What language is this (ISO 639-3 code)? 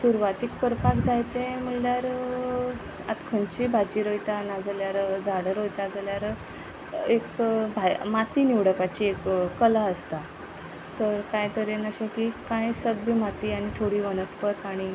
kok